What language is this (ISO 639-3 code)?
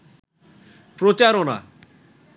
ben